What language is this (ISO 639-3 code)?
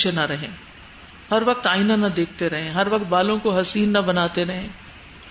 urd